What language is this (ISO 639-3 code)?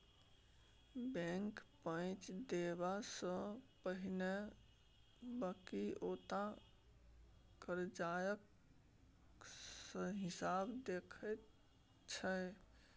mai